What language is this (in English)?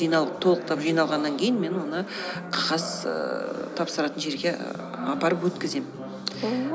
Kazakh